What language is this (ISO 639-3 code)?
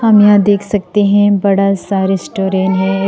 hin